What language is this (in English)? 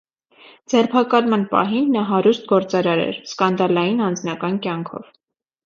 Armenian